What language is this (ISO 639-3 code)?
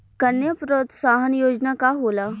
bho